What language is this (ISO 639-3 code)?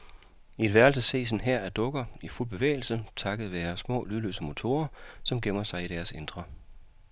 dan